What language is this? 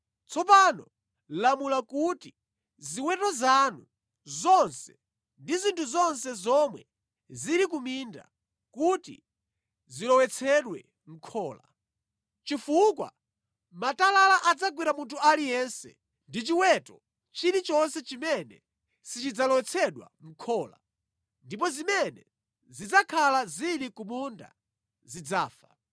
Nyanja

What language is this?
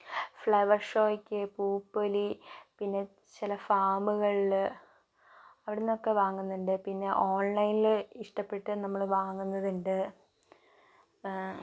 Malayalam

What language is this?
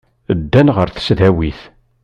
Kabyle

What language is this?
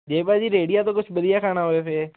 Punjabi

